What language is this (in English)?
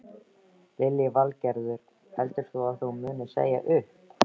Icelandic